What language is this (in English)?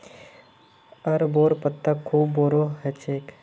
Magahi